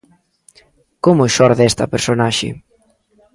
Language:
Galician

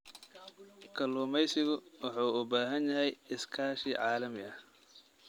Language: Somali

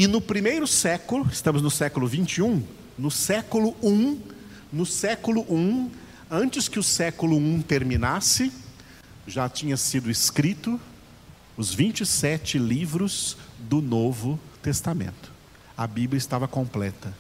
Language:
Portuguese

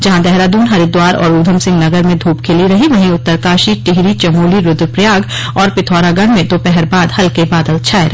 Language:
Hindi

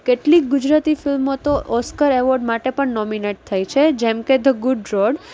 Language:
Gujarati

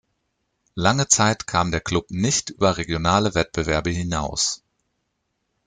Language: German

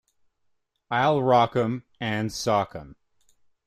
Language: English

